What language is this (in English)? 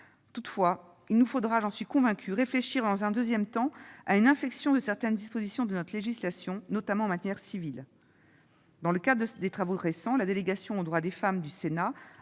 French